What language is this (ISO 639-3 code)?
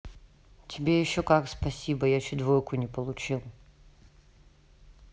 rus